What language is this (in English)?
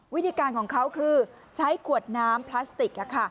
Thai